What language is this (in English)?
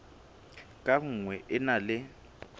Southern Sotho